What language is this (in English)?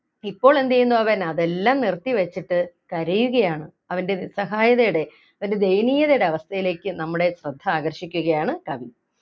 Malayalam